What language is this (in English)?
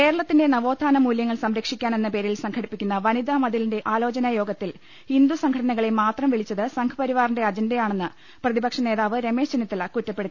Malayalam